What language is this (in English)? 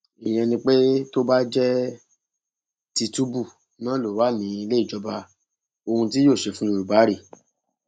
Yoruba